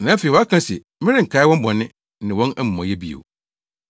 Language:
Akan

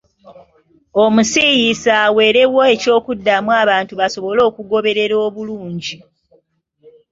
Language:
Ganda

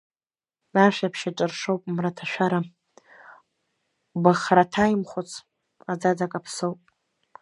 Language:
Abkhazian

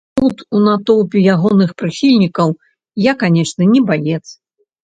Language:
Belarusian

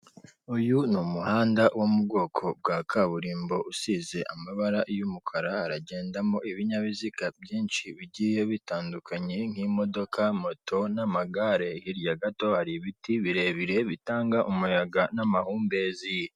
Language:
Kinyarwanda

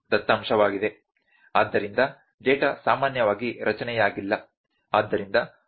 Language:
Kannada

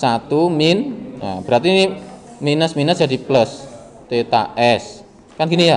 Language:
Indonesian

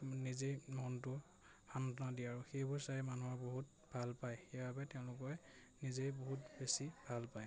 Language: Assamese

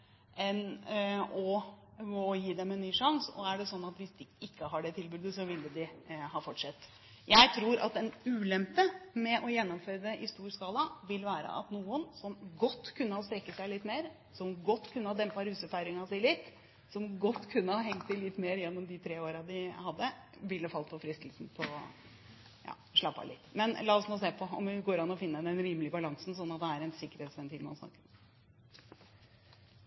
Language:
Norwegian Bokmål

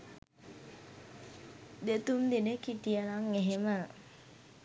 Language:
Sinhala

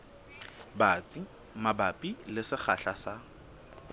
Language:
Southern Sotho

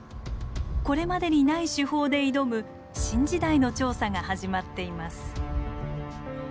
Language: Japanese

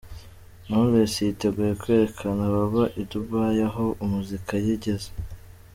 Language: Kinyarwanda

